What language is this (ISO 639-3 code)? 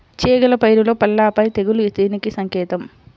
tel